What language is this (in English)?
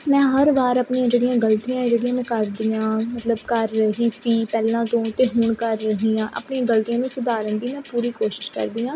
Punjabi